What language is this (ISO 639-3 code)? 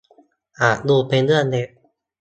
tha